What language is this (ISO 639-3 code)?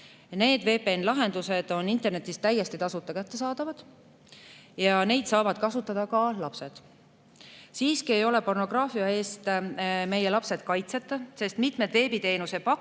est